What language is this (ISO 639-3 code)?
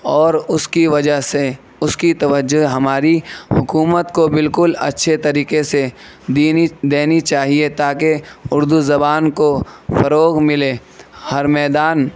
urd